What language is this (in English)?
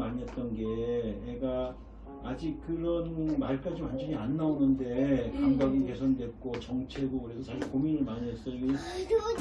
Korean